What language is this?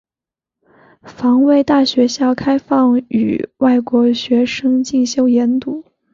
Chinese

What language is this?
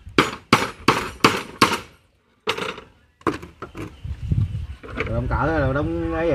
Vietnamese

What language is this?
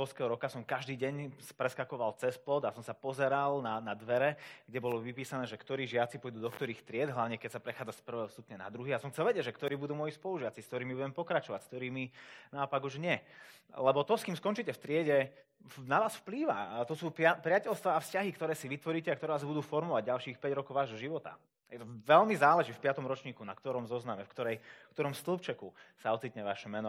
Slovak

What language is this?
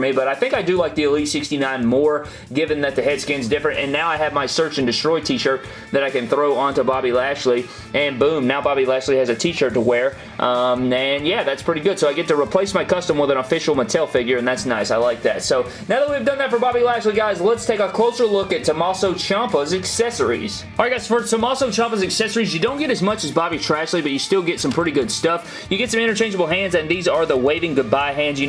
English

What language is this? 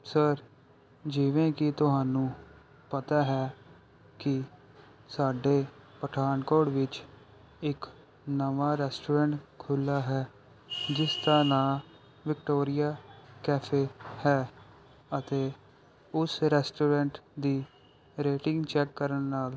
Punjabi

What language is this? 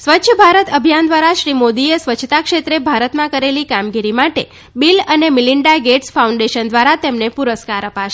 Gujarati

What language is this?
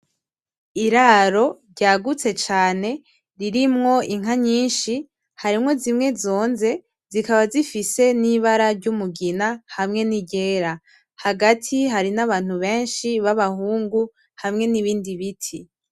Rundi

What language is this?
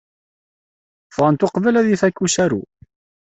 Kabyle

